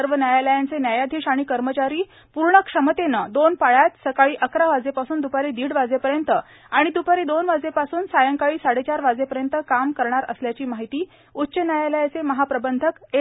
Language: Marathi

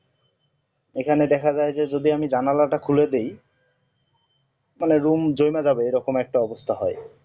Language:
Bangla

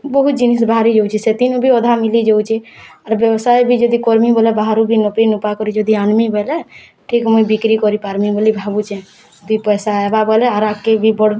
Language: Odia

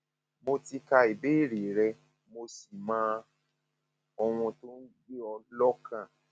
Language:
Yoruba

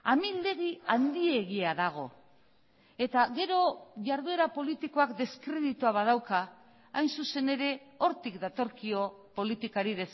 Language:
Basque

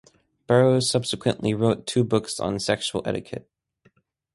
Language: English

